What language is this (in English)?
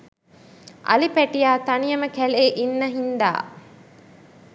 Sinhala